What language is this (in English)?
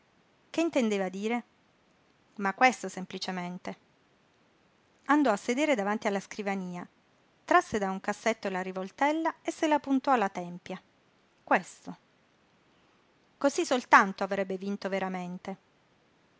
Italian